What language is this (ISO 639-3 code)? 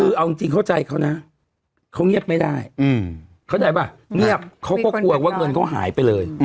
tha